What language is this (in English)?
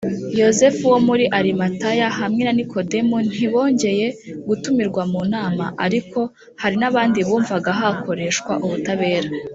Kinyarwanda